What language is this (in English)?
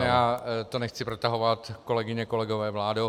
Czech